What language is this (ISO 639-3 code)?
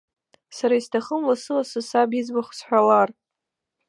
abk